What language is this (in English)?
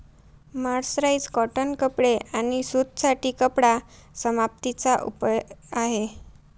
Marathi